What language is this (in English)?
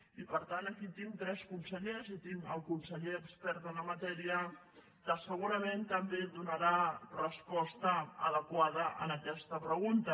Catalan